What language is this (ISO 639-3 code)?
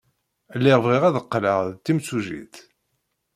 kab